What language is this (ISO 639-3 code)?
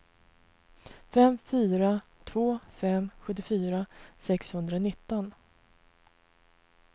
swe